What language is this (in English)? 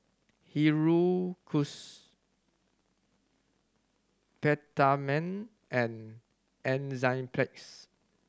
English